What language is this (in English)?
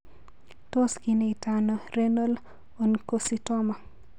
Kalenjin